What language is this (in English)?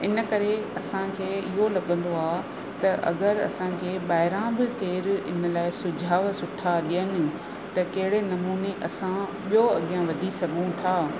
Sindhi